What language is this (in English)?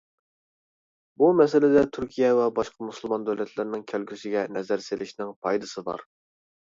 Uyghur